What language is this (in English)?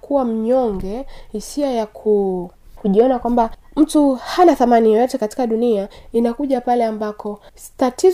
Swahili